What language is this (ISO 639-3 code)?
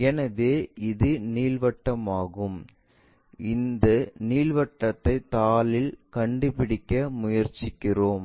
tam